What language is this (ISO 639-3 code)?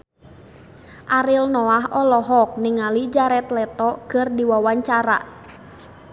sun